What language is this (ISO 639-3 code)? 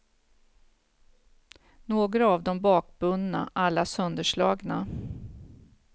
swe